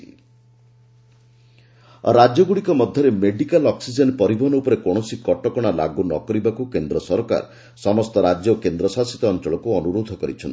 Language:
Odia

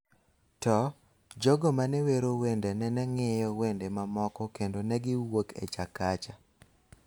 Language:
Luo (Kenya and Tanzania)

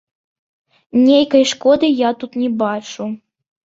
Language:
Belarusian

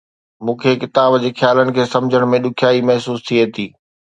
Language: Sindhi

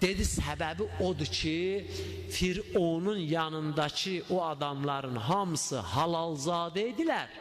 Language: Turkish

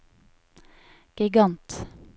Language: Norwegian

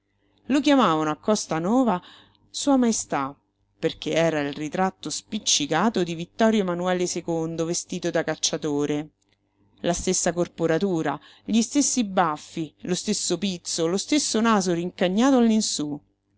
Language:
Italian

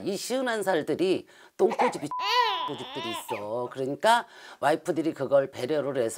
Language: Korean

